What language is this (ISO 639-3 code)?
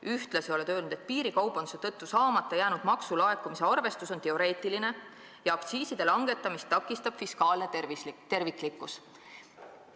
est